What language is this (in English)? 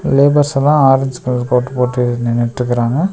Tamil